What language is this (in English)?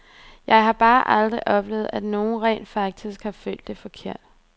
Danish